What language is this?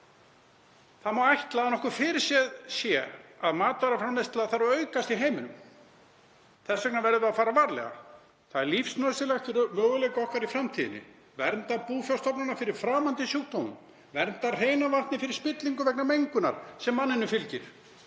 Icelandic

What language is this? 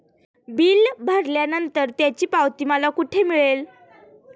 Marathi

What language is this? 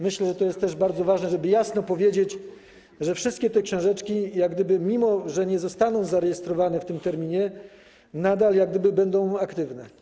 Polish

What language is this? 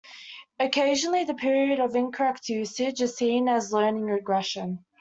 English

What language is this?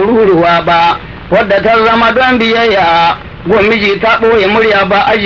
Arabic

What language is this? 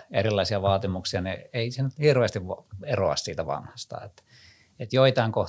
Finnish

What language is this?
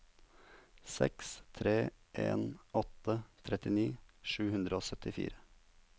Norwegian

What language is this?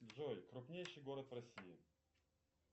Russian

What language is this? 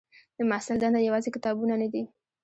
Pashto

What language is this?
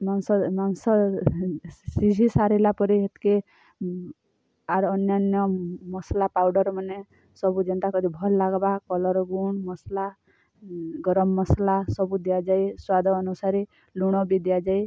Odia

